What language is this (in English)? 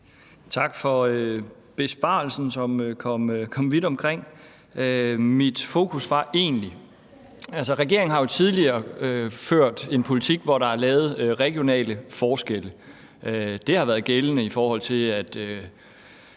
Danish